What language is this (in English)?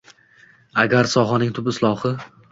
Uzbek